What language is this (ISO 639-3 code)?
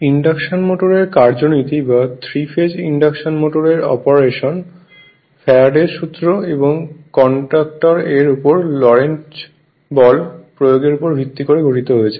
ben